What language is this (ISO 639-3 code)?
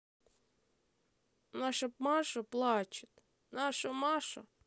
rus